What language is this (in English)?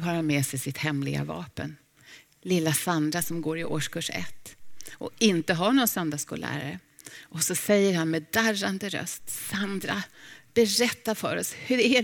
Swedish